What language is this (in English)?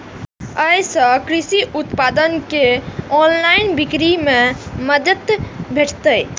Maithili